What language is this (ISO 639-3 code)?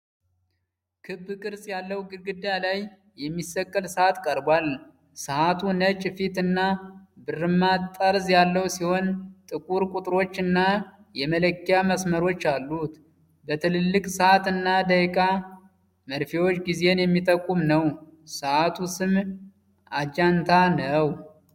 amh